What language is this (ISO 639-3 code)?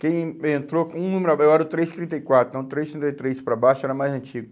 por